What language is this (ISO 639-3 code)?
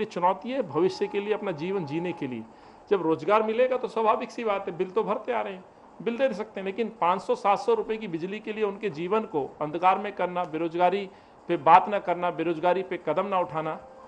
hin